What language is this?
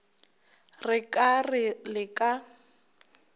Northern Sotho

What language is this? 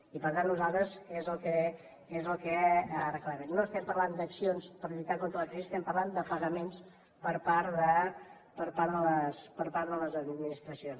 Catalan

